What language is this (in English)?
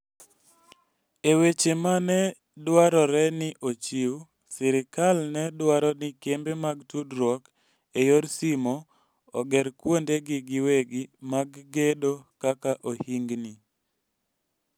Luo (Kenya and Tanzania)